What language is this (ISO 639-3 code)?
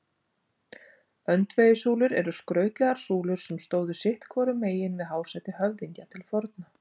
isl